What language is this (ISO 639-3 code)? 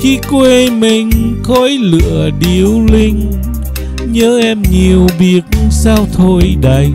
vie